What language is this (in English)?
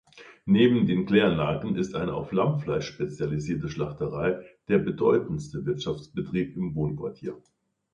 German